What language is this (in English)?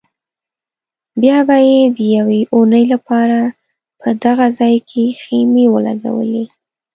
Pashto